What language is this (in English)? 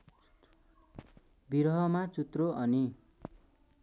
Nepali